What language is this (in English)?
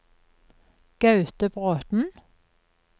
Norwegian